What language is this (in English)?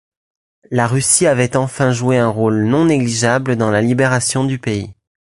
French